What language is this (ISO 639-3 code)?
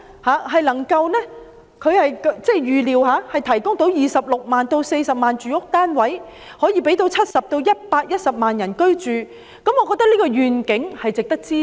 yue